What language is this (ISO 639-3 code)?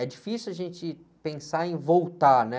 por